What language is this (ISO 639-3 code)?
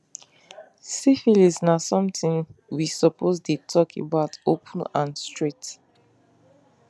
pcm